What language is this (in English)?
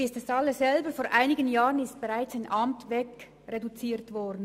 Swiss German